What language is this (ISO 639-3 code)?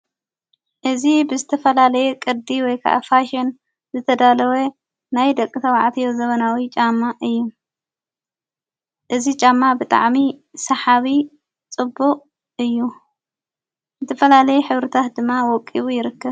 tir